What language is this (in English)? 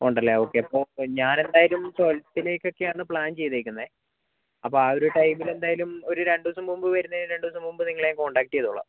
Malayalam